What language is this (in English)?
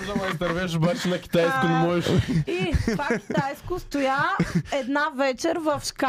Bulgarian